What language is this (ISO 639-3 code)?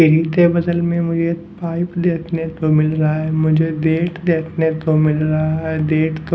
hin